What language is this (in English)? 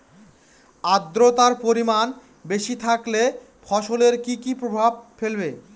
Bangla